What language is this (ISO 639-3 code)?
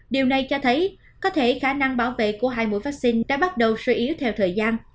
vie